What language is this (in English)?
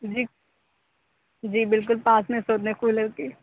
Urdu